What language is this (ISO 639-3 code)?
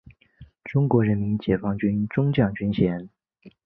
zho